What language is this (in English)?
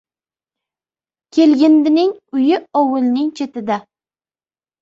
Uzbek